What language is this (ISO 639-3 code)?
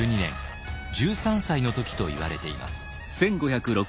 jpn